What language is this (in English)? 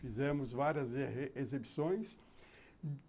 Portuguese